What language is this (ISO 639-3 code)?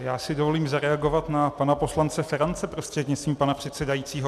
ces